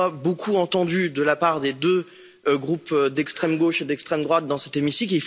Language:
French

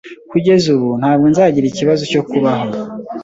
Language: Kinyarwanda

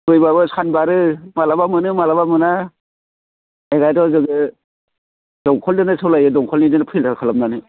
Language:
Bodo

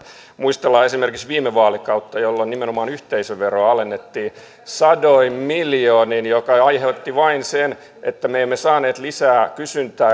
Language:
Finnish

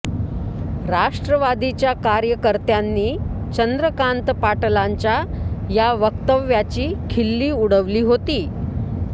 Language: Marathi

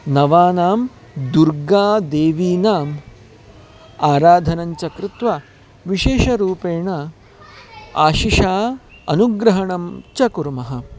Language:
Sanskrit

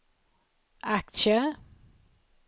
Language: Swedish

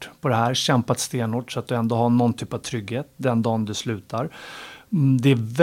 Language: Swedish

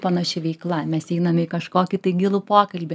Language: Lithuanian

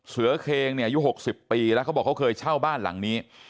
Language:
Thai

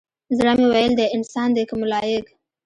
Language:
Pashto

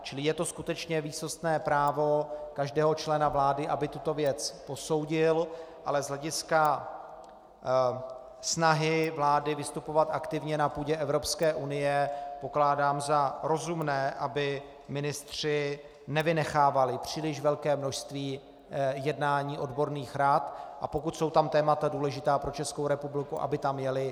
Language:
Czech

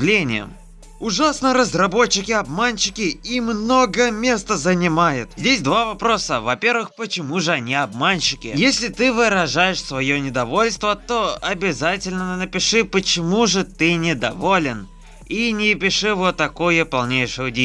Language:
Russian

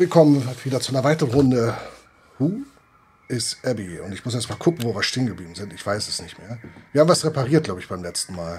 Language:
German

